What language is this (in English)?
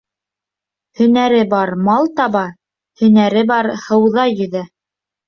Bashkir